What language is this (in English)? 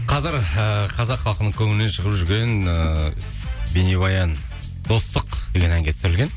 Kazakh